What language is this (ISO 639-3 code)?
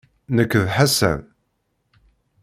kab